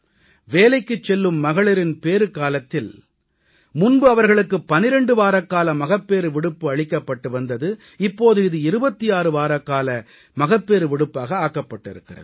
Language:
Tamil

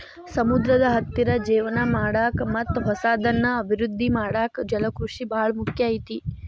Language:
Kannada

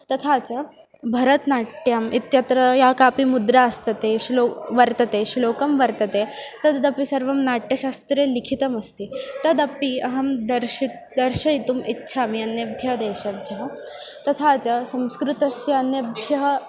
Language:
Sanskrit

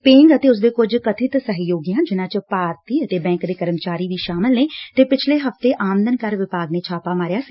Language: Punjabi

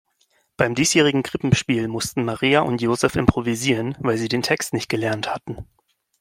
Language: German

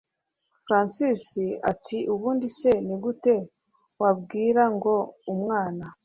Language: Kinyarwanda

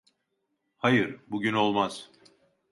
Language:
Turkish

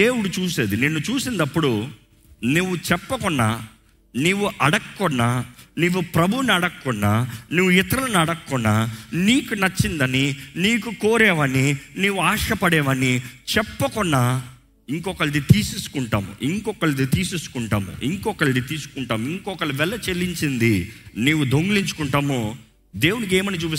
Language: Telugu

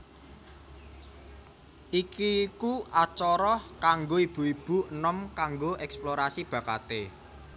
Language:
Javanese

